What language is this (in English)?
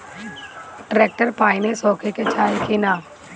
Bhojpuri